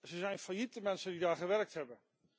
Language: Dutch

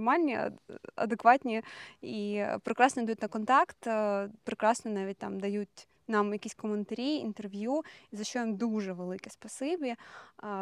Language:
Ukrainian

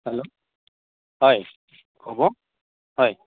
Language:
Assamese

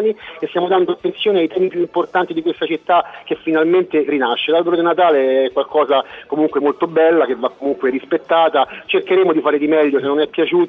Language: Italian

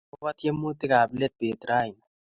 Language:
Kalenjin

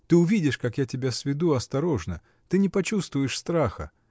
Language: Russian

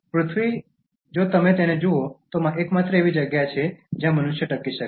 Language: Gujarati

